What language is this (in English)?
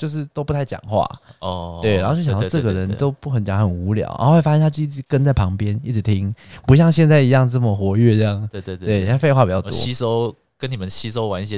Chinese